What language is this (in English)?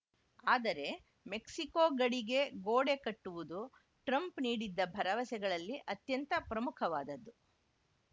Kannada